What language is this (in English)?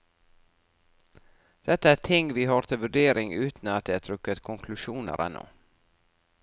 Norwegian